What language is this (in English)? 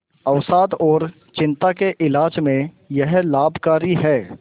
Hindi